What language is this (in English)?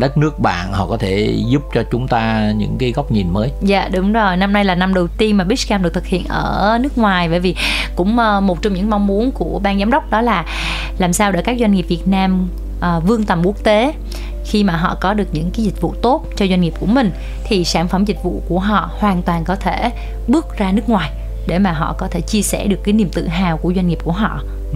Vietnamese